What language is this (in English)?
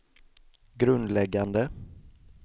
Swedish